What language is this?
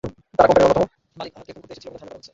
Bangla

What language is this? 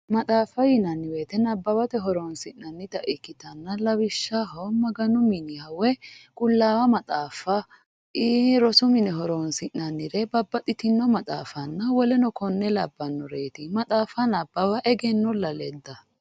Sidamo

